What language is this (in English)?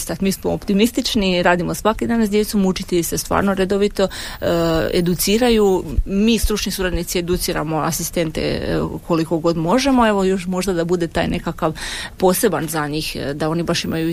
Croatian